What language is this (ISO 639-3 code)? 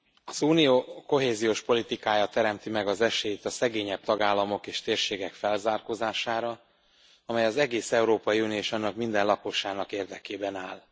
hun